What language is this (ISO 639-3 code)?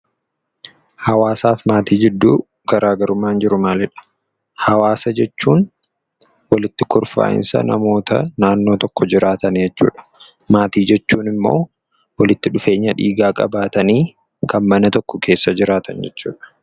orm